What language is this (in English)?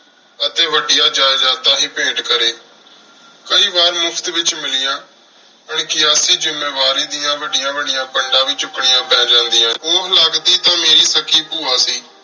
Punjabi